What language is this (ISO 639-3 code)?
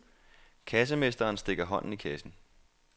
dan